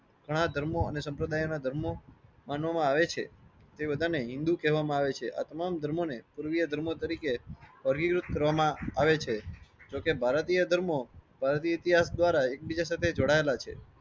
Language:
Gujarati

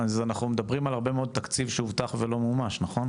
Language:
Hebrew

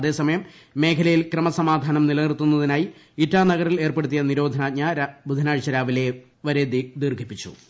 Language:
Malayalam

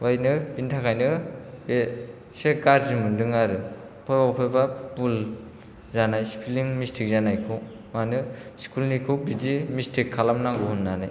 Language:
Bodo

